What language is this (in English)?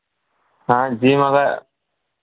Hindi